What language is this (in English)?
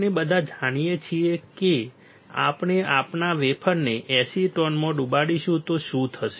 Gujarati